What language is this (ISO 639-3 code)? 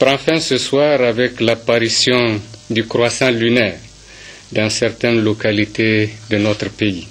fra